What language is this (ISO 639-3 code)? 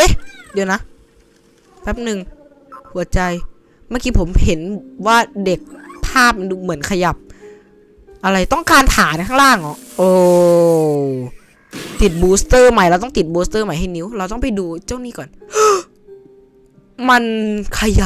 tha